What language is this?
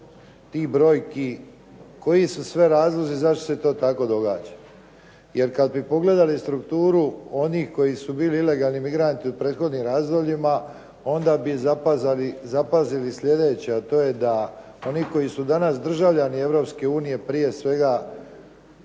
Croatian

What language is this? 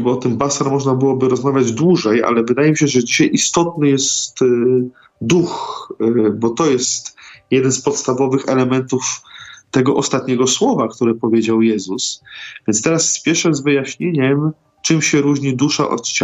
Polish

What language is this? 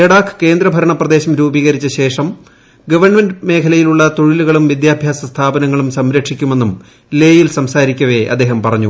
Malayalam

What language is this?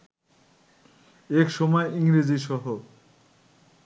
Bangla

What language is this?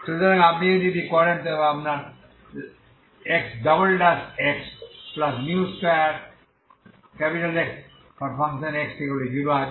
Bangla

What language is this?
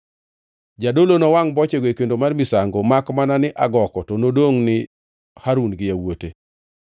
Luo (Kenya and Tanzania)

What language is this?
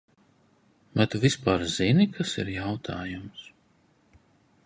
Latvian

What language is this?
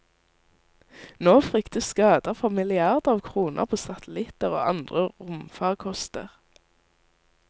Norwegian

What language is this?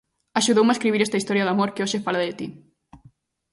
Galician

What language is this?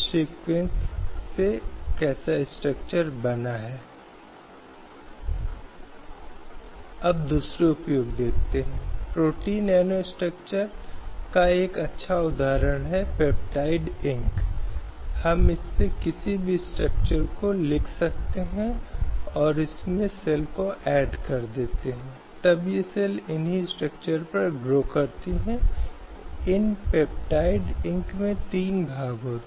Hindi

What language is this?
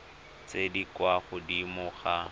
Tswana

